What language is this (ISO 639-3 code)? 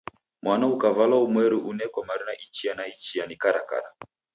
dav